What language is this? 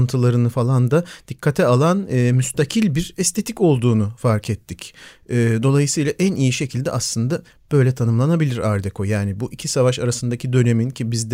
Turkish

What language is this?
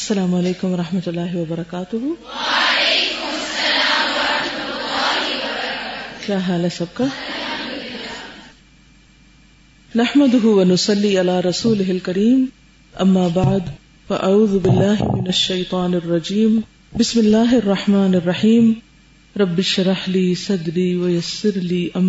Urdu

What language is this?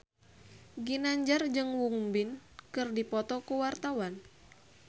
Sundanese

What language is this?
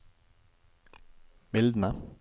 Norwegian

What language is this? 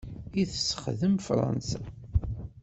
Kabyle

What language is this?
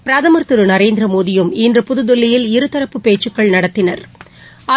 Tamil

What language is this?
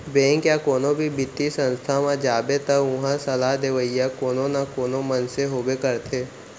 Chhattisgarhi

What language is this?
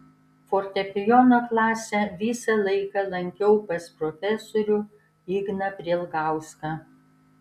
Lithuanian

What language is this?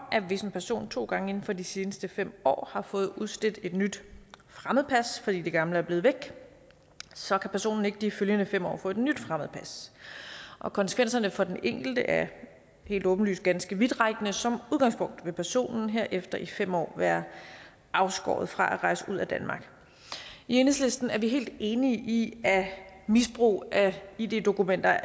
Danish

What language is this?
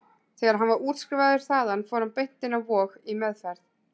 Icelandic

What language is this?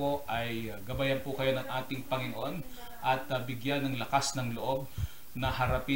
Filipino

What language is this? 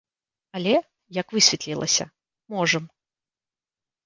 Belarusian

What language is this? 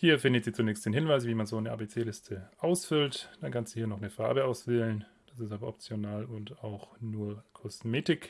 German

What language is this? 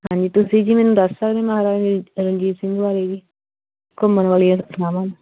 Punjabi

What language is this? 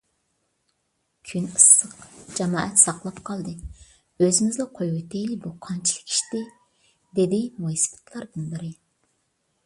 Uyghur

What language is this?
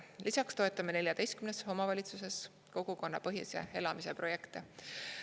Estonian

